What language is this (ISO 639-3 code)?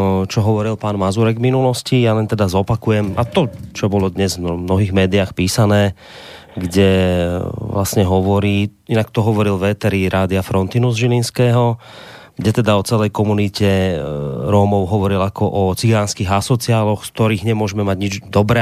slk